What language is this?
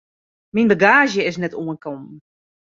Western Frisian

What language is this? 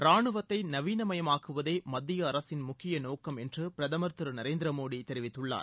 Tamil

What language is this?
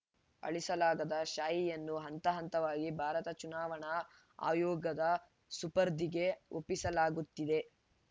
Kannada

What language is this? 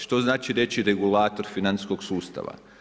Croatian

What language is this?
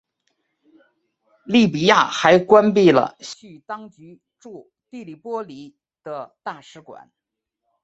Chinese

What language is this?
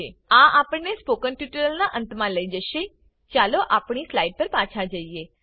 Gujarati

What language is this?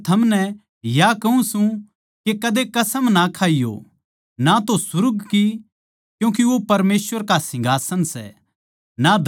Haryanvi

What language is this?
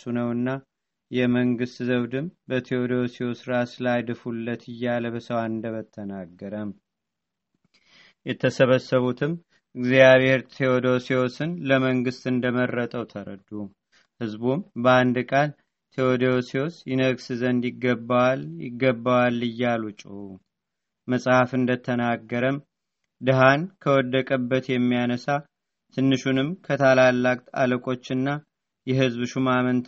Amharic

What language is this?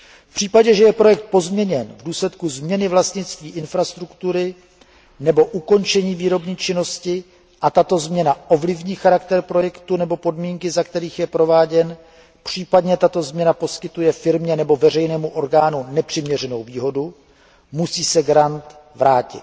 Czech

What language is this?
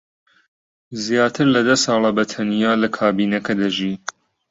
Central Kurdish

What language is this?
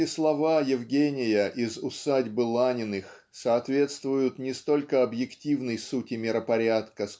Russian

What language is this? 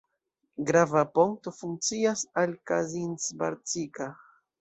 Esperanto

